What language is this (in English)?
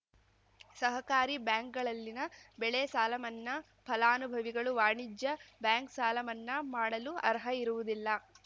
Kannada